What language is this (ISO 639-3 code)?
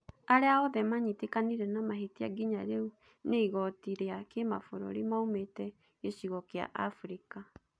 kik